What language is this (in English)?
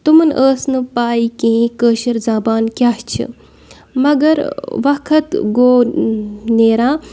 Kashmiri